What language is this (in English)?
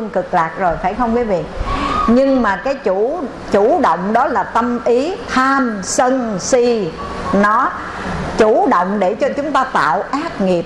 Vietnamese